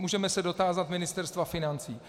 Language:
Czech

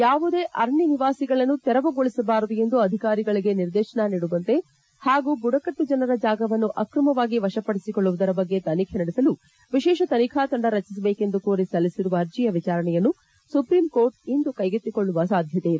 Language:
Kannada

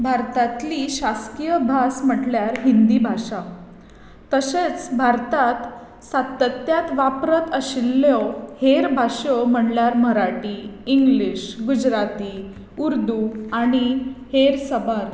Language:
Konkani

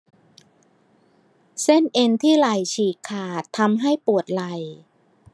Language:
Thai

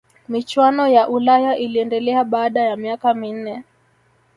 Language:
Swahili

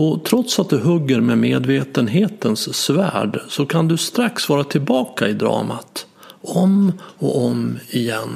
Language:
Swedish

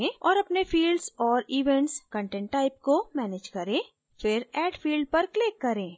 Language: Hindi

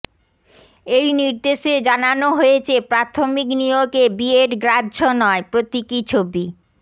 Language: Bangla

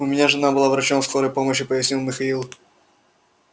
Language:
Russian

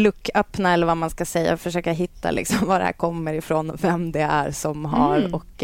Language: Swedish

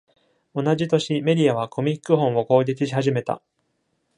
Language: Japanese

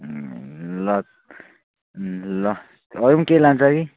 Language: Nepali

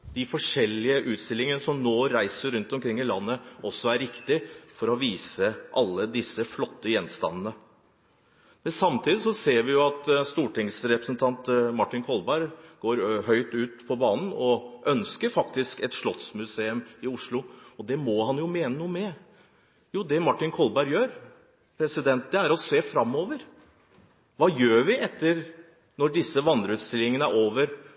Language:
Norwegian Bokmål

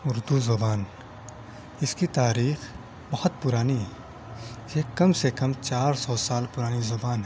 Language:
Urdu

